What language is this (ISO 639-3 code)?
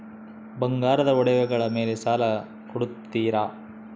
kan